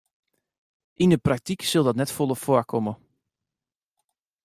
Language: Western Frisian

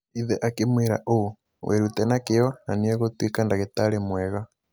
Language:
Kikuyu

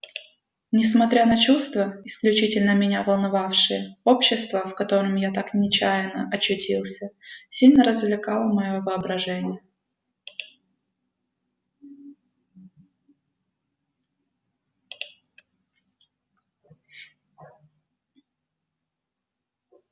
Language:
Russian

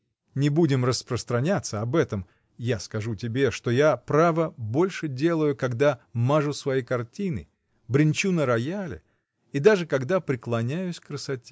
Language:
Russian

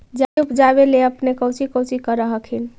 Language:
Magahi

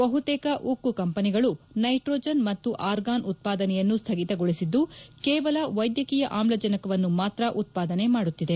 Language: Kannada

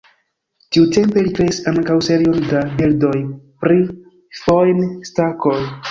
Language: Esperanto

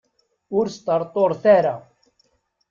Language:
Kabyle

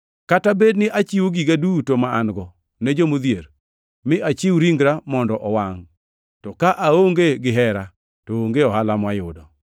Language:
Luo (Kenya and Tanzania)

